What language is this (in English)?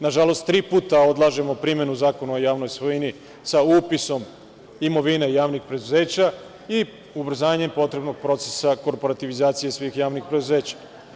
Serbian